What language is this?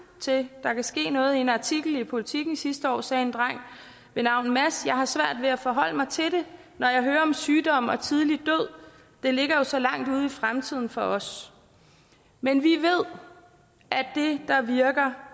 Danish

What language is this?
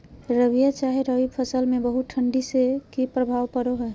Magahi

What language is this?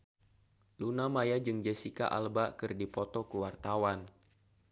Sundanese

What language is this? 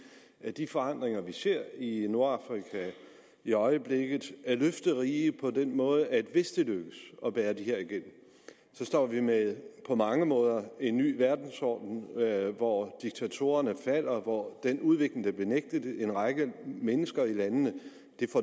Danish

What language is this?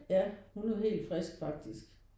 Danish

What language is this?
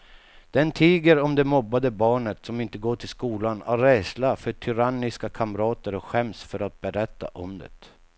Swedish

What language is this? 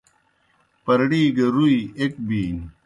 Kohistani Shina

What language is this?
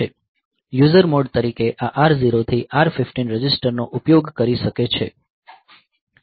Gujarati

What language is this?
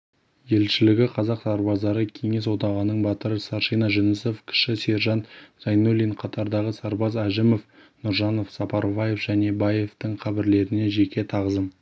Kazakh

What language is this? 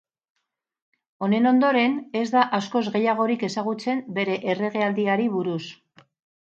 Basque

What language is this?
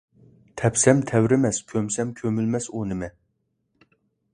Uyghur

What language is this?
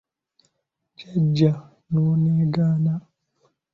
Ganda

